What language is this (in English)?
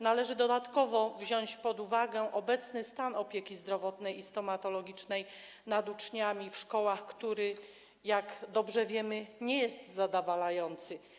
Polish